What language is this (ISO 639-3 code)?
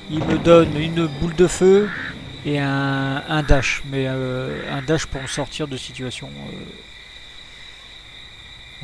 fra